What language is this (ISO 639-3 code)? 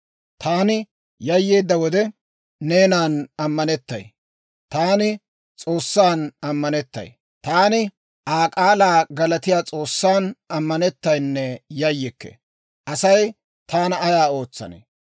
dwr